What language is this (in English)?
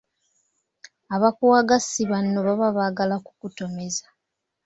Ganda